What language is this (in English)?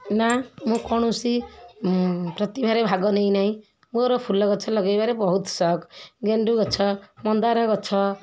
Odia